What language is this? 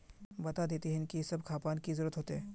Magahi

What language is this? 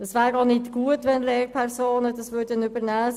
Swiss German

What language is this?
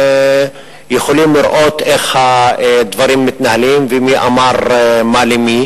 Hebrew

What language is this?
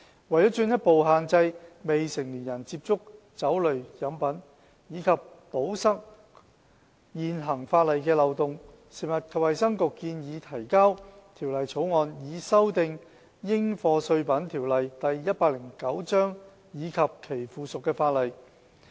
Cantonese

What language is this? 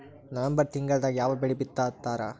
Kannada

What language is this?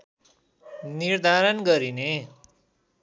Nepali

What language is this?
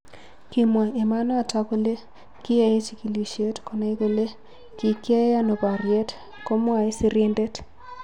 Kalenjin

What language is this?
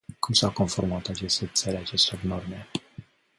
Romanian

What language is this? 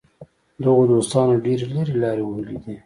Pashto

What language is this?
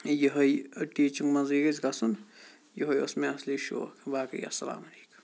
Kashmiri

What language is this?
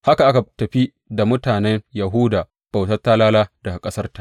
Hausa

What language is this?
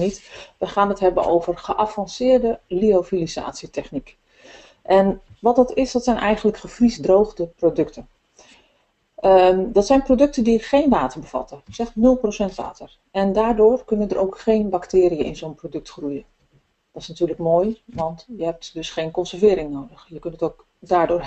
Dutch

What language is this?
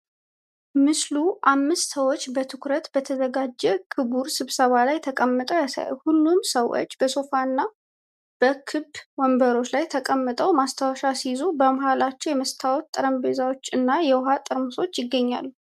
Amharic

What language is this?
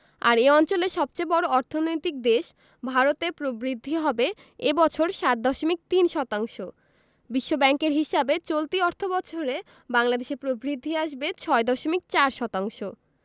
Bangla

